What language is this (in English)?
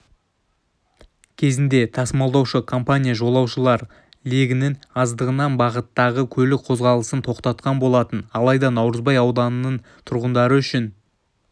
Kazakh